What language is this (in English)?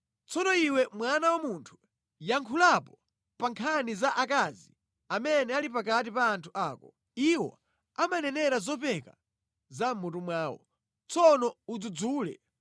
Nyanja